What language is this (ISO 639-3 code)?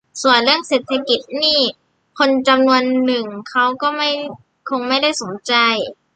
tha